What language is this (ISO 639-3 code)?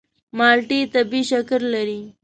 pus